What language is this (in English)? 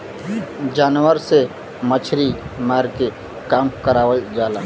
Bhojpuri